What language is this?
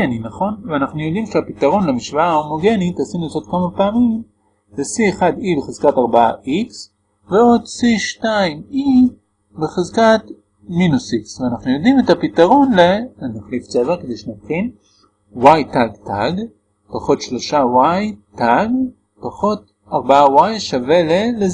Hebrew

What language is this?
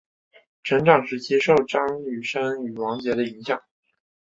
Chinese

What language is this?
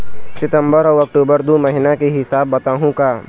Chhattisgarhi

